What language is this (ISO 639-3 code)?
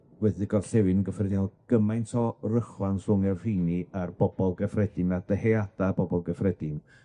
cym